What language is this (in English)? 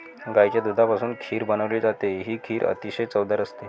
Marathi